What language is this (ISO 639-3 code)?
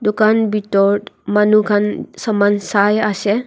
nag